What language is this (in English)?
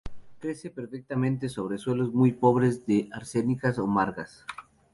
Spanish